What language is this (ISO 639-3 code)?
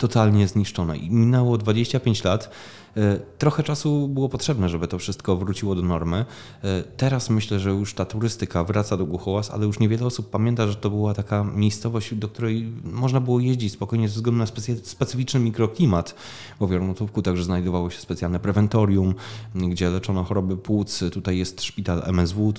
pol